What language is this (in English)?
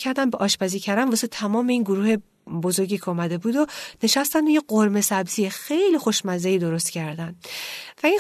Persian